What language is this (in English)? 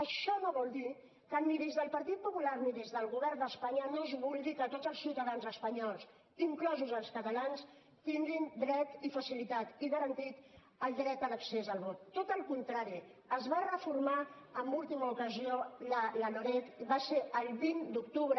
Catalan